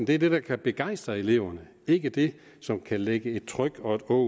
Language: Danish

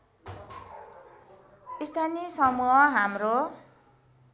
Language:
Nepali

